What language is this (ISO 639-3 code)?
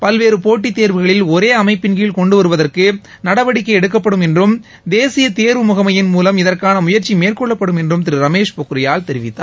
tam